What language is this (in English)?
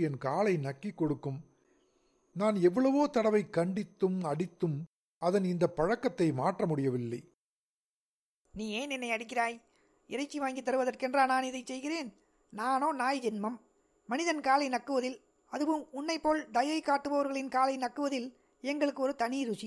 Tamil